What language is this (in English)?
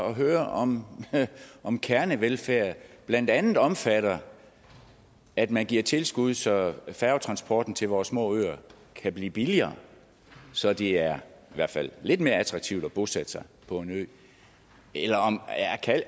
Danish